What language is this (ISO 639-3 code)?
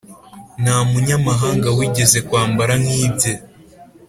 kin